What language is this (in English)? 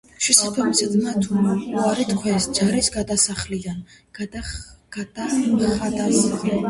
Georgian